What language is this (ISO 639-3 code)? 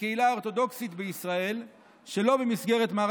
heb